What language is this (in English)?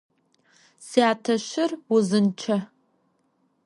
Adyghe